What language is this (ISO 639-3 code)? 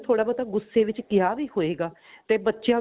pan